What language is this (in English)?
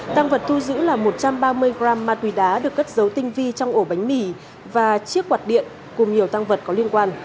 Vietnamese